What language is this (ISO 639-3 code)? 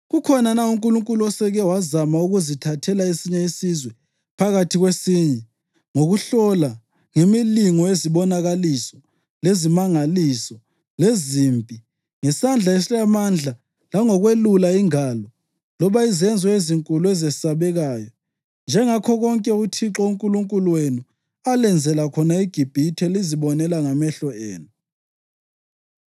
nde